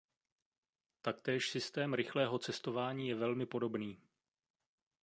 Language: Czech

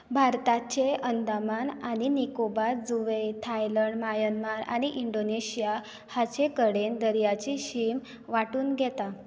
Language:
Konkani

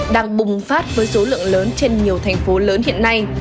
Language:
Vietnamese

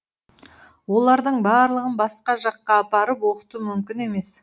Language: Kazakh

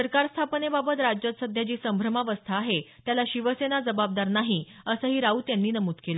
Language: Marathi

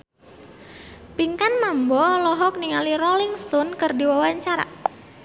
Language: Sundanese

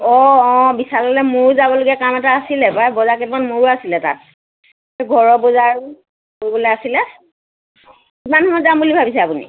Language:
Assamese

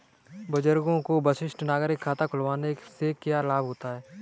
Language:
Hindi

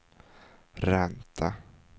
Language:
Swedish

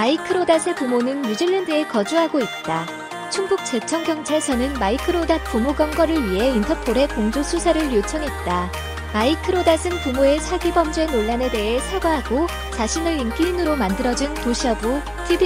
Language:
Korean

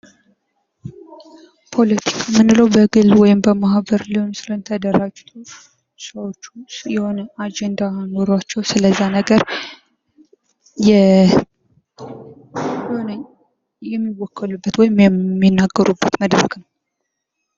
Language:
Amharic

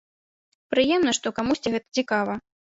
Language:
Belarusian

